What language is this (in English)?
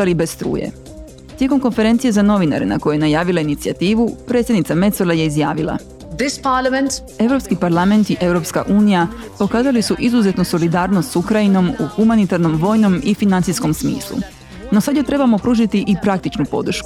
Croatian